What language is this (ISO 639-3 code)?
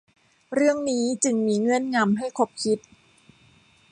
tha